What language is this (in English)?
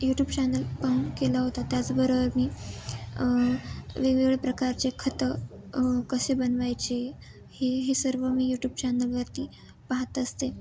Marathi